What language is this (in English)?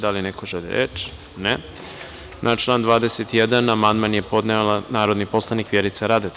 Serbian